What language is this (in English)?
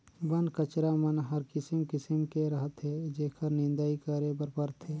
Chhattisgarhi